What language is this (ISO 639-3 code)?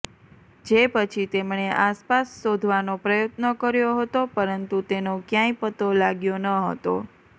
guj